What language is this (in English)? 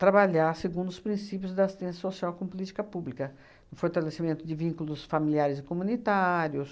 Portuguese